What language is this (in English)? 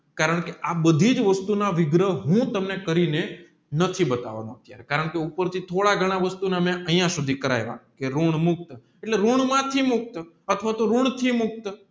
Gujarati